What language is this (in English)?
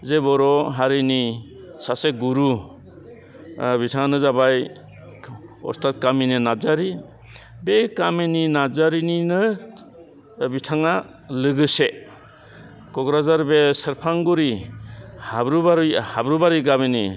Bodo